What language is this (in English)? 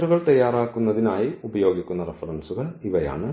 Malayalam